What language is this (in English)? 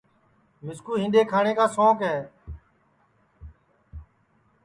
Sansi